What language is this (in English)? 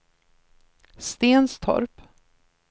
Swedish